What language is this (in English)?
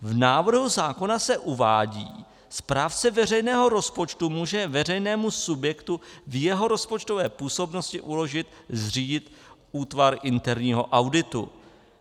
Czech